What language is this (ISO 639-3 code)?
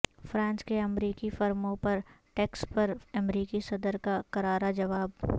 urd